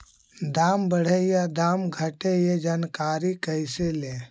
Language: Magahi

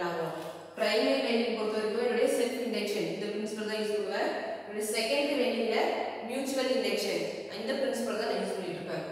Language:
Romanian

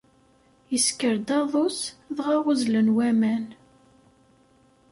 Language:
Kabyle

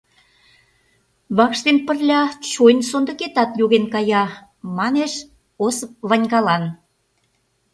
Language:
Mari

